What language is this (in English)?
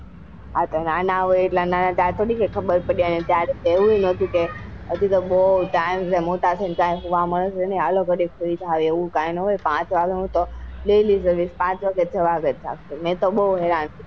Gujarati